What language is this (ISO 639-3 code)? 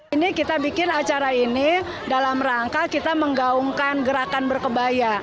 ind